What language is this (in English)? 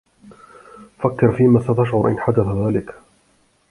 Arabic